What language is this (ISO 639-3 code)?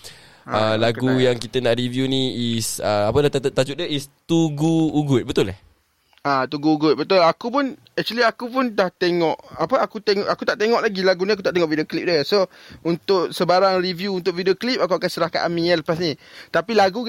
msa